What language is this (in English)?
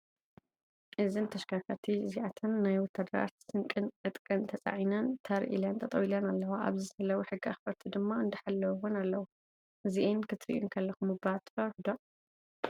Tigrinya